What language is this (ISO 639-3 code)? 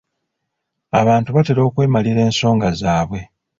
lug